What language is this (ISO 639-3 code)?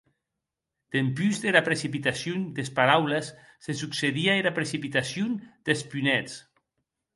oci